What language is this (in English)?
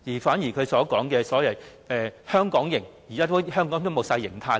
Cantonese